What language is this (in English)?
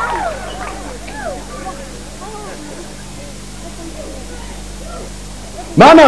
Swahili